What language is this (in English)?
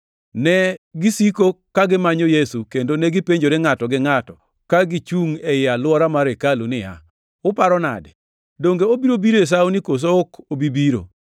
Luo (Kenya and Tanzania)